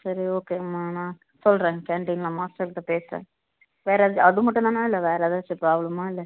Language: Tamil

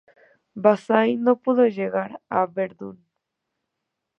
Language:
Spanish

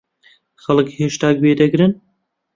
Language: Central Kurdish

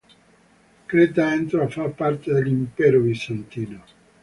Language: Italian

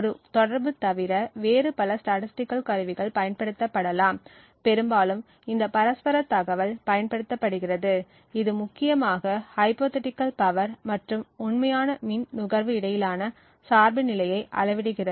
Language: Tamil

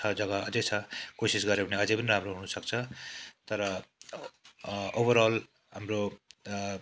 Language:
Nepali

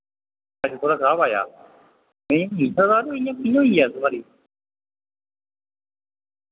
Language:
Dogri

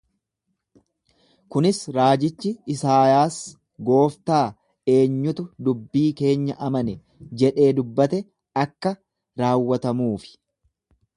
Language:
Oromo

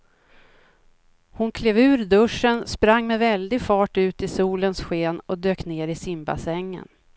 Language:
Swedish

